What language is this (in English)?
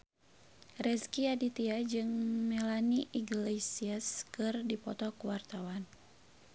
Sundanese